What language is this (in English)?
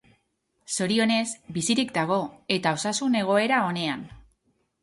Basque